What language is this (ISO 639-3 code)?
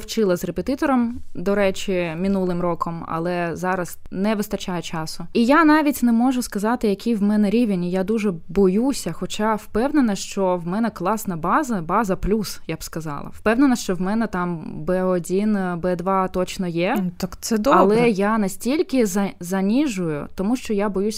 ukr